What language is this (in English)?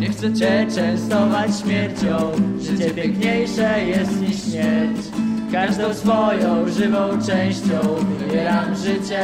Polish